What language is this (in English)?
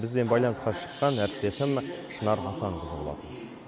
Kazakh